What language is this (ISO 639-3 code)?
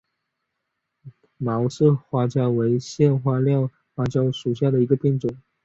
zho